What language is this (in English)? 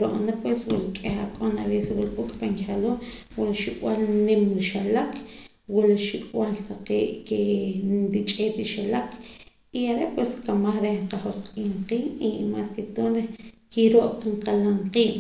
Poqomam